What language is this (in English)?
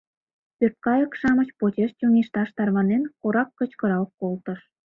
Mari